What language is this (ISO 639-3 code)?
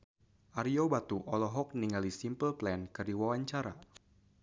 sun